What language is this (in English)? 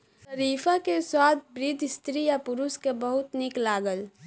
Maithili